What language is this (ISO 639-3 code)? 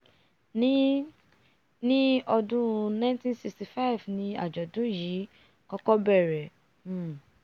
yor